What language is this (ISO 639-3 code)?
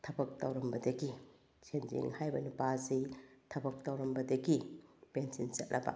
mni